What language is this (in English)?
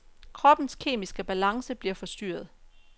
Danish